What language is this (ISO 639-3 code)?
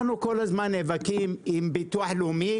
heb